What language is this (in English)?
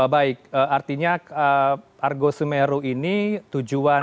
Indonesian